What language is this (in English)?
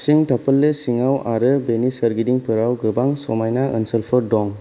Bodo